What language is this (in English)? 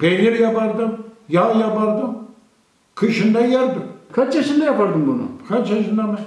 Turkish